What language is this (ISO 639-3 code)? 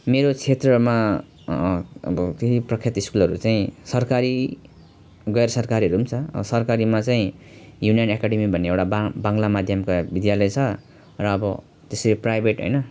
nep